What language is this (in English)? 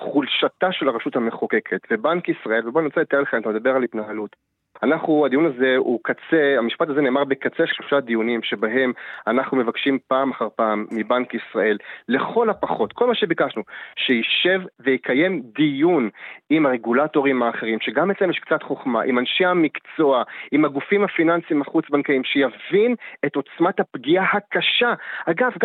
Hebrew